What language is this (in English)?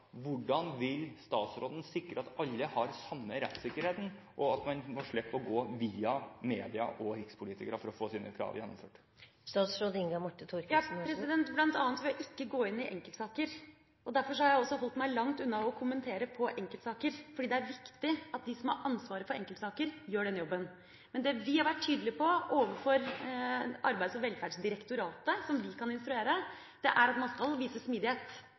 Norwegian Bokmål